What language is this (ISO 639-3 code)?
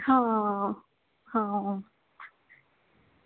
doi